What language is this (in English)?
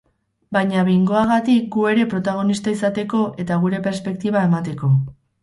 Basque